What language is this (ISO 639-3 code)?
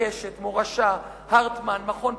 heb